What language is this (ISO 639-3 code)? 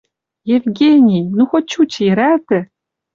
mrj